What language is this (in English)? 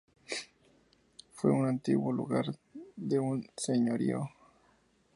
Spanish